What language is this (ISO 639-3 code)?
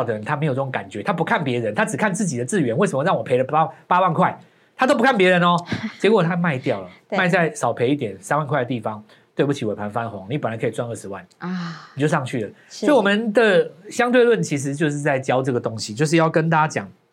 zho